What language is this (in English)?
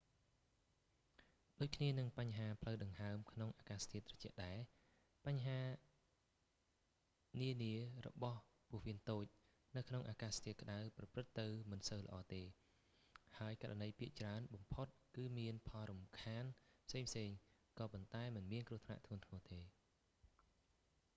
Khmer